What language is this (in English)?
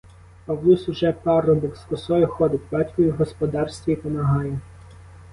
Ukrainian